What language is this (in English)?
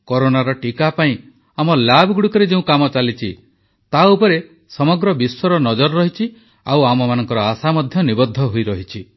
Odia